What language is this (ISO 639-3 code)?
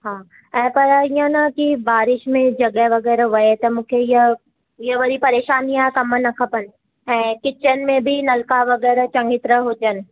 snd